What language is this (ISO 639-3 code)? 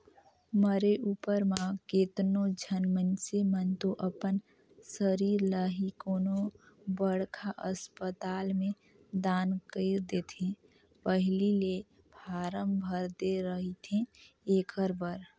hne